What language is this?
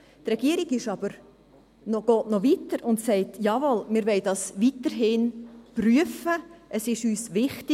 Swiss German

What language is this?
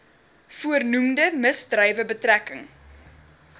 Afrikaans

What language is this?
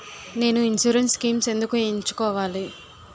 Telugu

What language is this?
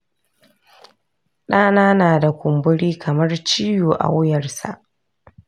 Hausa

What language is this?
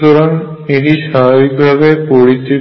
Bangla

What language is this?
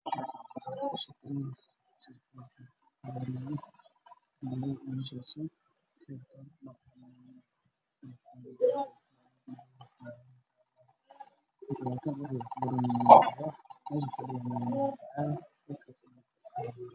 Somali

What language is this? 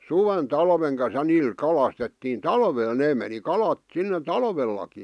Finnish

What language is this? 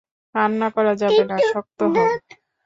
Bangla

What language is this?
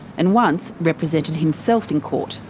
English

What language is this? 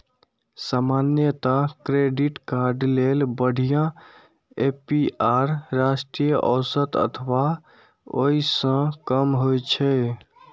Maithili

